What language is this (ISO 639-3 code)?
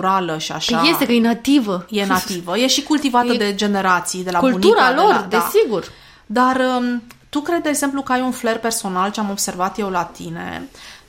ron